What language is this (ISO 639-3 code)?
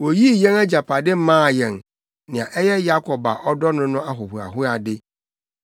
aka